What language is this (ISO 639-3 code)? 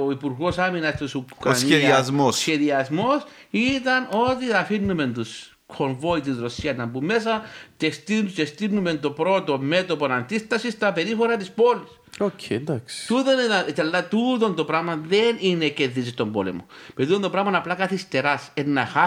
ell